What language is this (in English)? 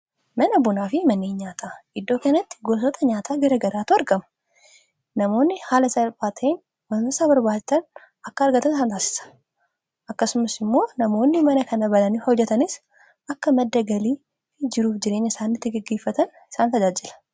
Oromo